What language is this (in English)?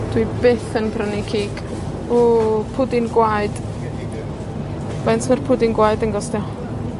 Welsh